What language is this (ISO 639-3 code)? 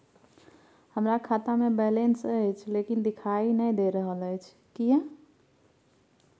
mai